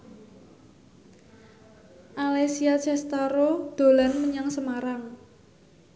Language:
Javanese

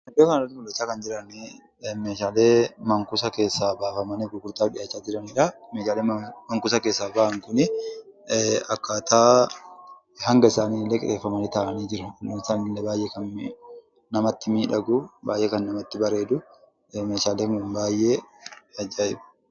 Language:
Oromo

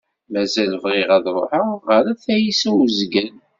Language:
Kabyle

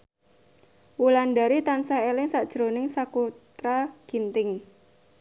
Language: Javanese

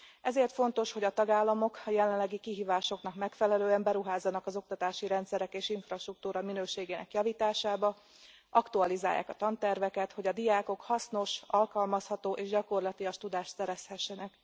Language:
Hungarian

